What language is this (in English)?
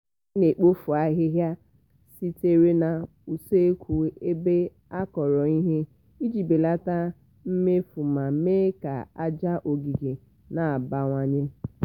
Igbo